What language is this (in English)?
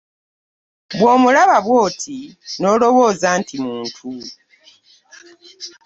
Ganda